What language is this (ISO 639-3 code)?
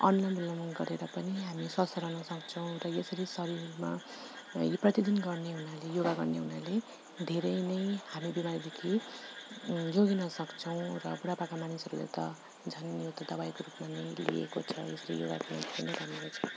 nep